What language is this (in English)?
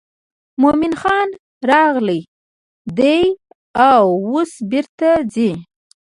Pashto